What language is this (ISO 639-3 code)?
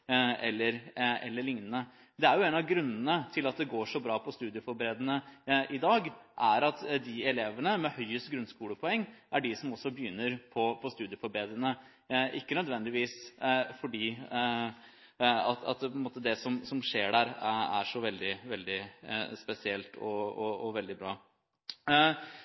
nob